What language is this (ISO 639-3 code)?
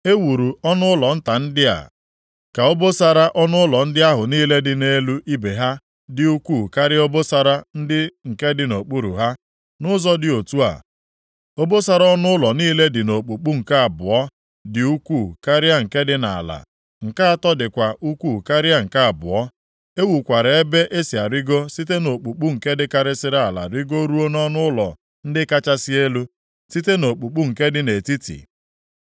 ibo